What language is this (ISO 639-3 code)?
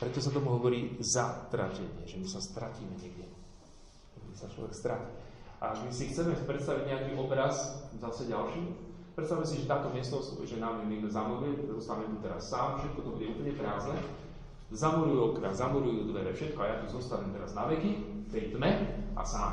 slk